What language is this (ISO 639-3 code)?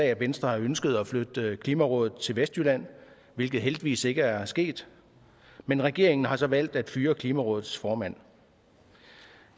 dan